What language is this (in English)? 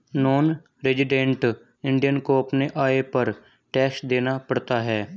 Hindi